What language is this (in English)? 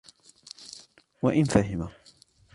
Arabic